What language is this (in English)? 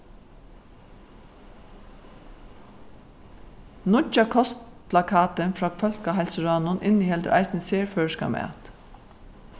Faroese